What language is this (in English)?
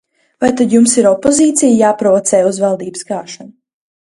Latvian